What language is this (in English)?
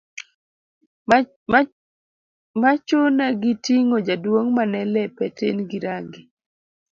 Luo (Kenya and Tanzania)